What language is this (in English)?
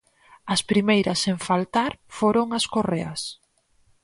Galician